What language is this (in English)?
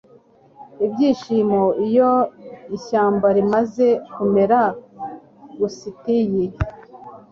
Kinyarwanda